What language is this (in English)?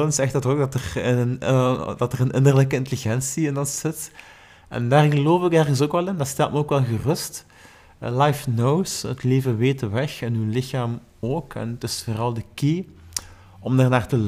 Dutch